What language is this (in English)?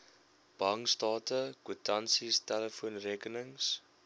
Afrikaans